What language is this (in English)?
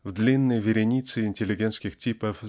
Russian